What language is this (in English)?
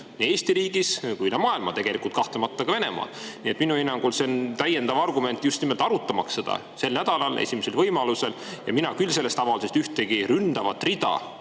Estonian